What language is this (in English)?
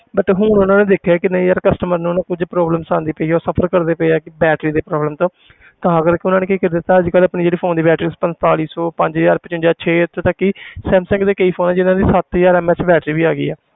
Punjabi